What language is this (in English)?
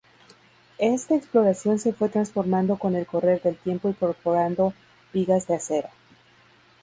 Spanish